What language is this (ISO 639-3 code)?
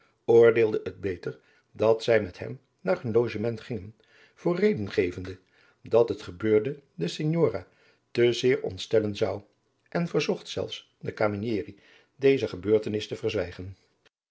nld